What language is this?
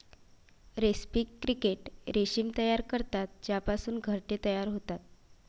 Marathi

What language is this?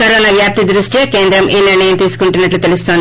Telugu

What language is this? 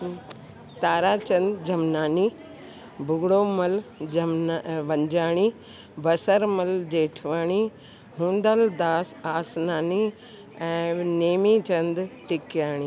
Sindhi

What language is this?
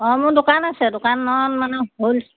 Assamese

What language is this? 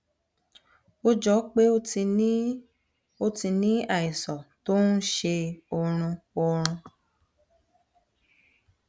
Yoruba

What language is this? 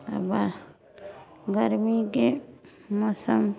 Maithili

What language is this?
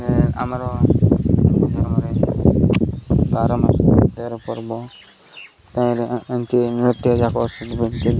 Odia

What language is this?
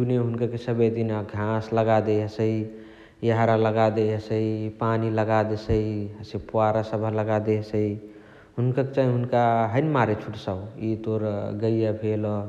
Chitwania Tharu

